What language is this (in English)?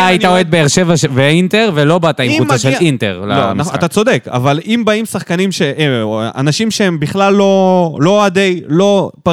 Hebrew